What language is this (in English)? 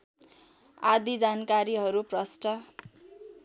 Nepali